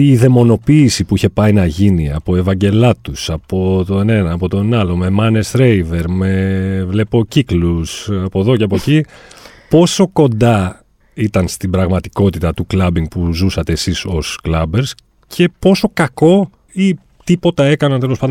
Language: Greek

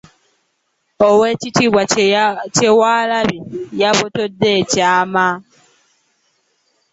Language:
Ganda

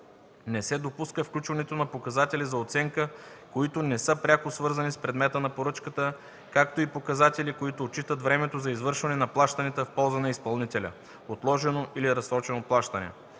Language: Bulgarian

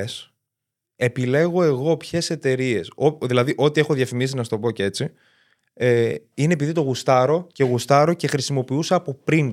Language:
Greek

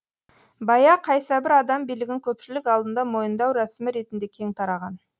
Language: Kazakh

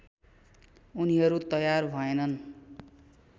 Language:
Nepali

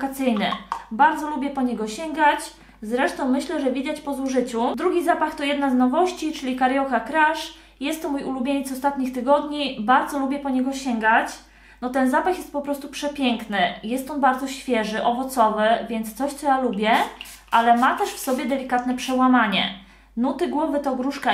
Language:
Polish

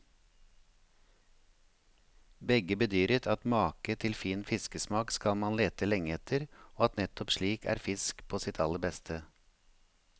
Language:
Norwegian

